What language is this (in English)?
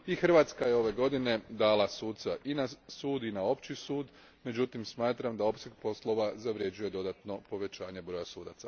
Croatian